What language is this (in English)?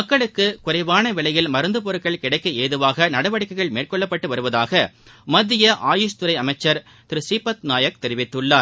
Tamil